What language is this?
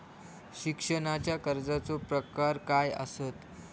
Marathi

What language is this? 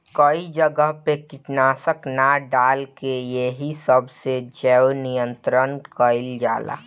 Bhojpuri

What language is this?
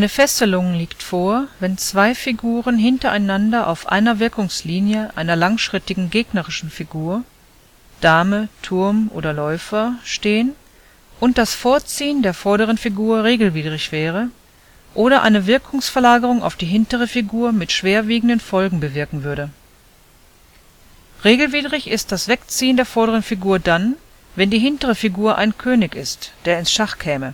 German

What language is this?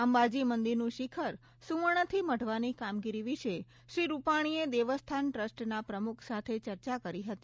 Gujarati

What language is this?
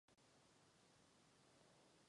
Czech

